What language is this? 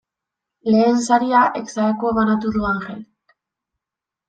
Basque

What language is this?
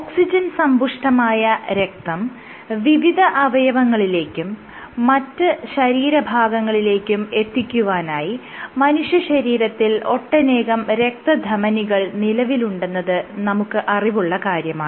Malayalam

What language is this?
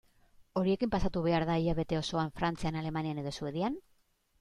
Basque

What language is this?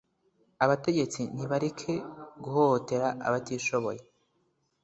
Kinyarwanda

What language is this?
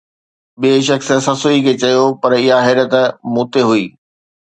Sindhi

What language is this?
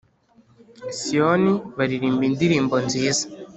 Kinyarwanda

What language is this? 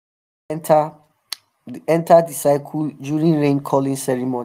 Nigerian Pidgin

